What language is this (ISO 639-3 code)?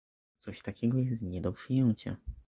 pol